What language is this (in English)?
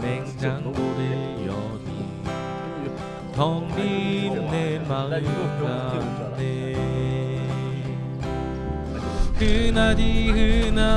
Korean